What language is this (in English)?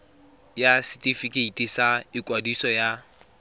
Tswana